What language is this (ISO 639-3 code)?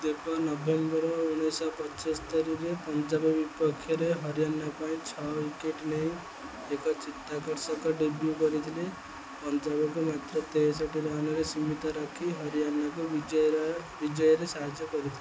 ori